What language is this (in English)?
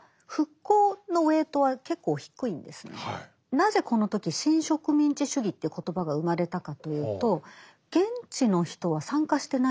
Japanese